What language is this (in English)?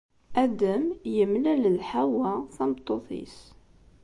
Kabyle